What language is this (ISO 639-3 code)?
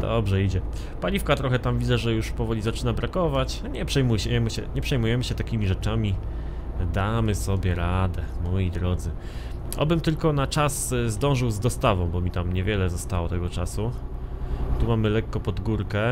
pol